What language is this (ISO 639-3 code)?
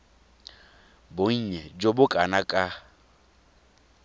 tsn